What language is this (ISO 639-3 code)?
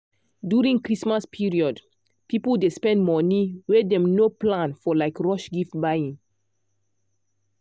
pcm